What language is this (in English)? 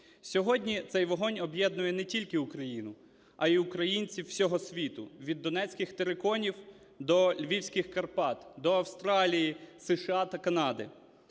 Ukrainian